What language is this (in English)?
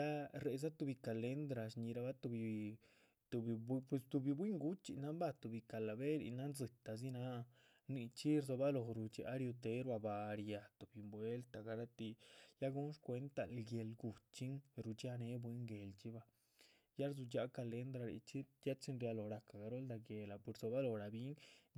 Chichicapan Zapotec